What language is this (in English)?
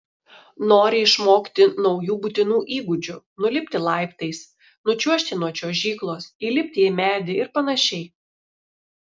Lithuanian